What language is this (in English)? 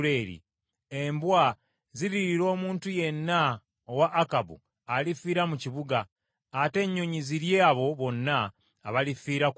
Ganda